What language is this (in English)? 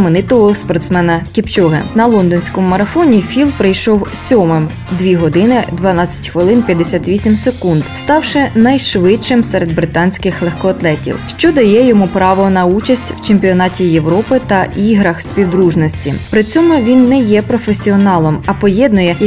Ukrainian